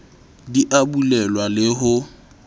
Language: Southern Sotho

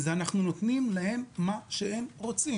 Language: Hebrew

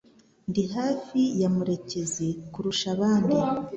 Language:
Kinyarwanda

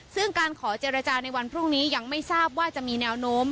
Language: Thai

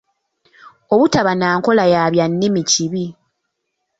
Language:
Ganda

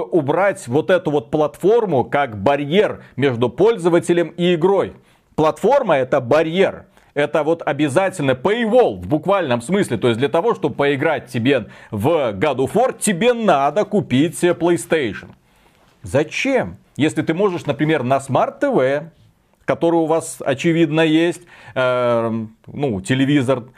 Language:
Russian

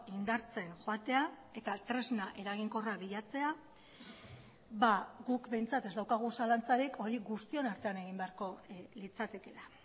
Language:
Basque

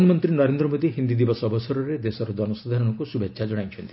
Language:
Odia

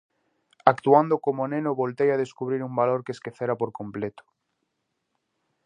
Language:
Galician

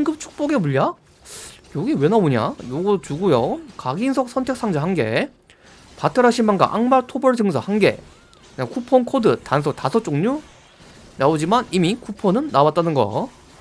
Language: Korean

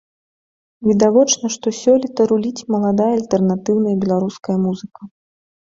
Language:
Belarusian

